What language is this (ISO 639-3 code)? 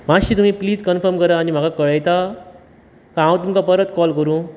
kok